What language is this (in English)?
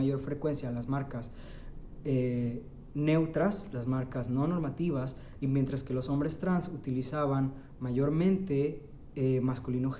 Spanish